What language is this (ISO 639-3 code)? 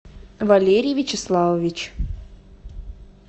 rus